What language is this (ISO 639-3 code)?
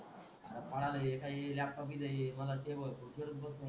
mar